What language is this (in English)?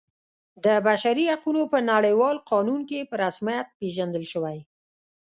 Pashto